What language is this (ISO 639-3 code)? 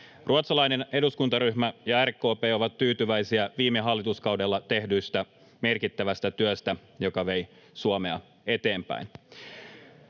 fin